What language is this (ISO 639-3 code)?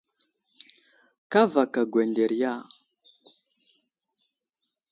udl